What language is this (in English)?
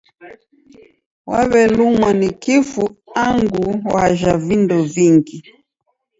Taita